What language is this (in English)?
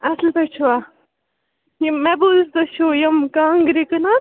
Kashmiri